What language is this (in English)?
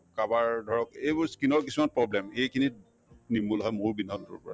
Assamese